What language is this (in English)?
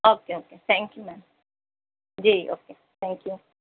Urdu